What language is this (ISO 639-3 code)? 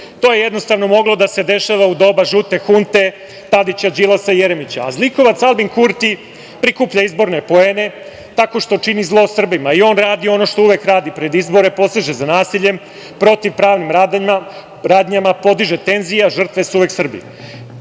srp